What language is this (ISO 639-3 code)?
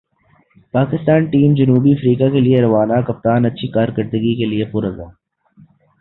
urd